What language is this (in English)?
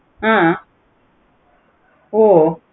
Tamil